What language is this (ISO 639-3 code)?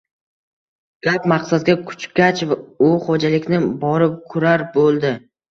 uzb